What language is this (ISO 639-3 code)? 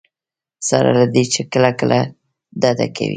pus